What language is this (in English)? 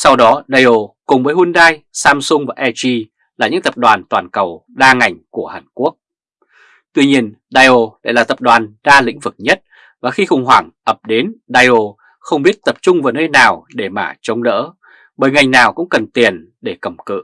Vietnamese